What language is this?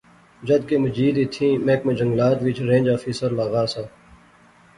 Pahari-Potwari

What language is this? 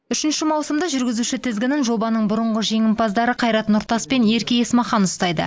Kazakh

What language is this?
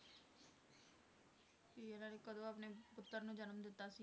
Punjabi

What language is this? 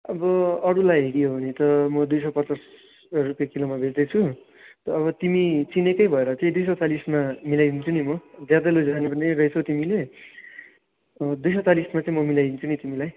Nepali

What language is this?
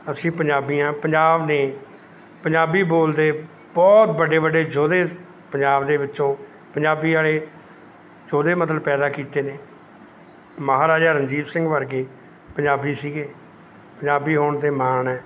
Punjabi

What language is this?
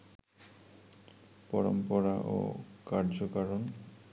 Bangla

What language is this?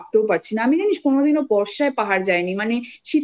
Bangla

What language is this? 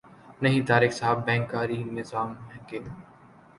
Urdu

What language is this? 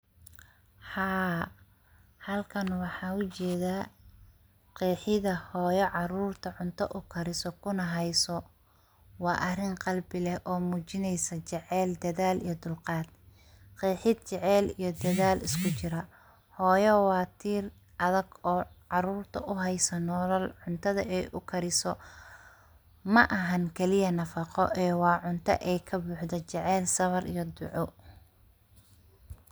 Somali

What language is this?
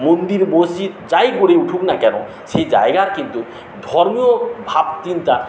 Bangla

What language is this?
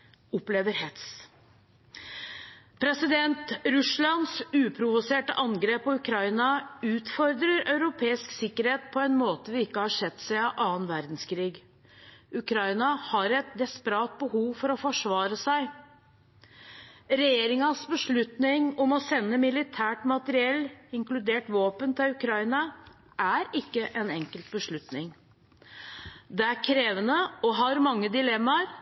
Norwegian Bokmål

